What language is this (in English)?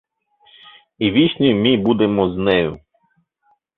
Mari